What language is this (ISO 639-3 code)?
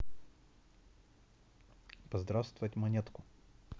rus